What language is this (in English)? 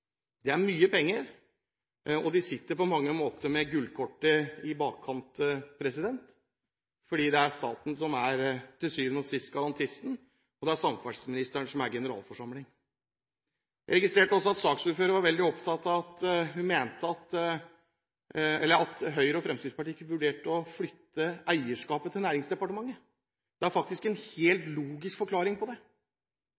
Norwegian Bokmål